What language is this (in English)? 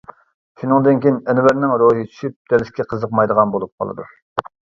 Uyghur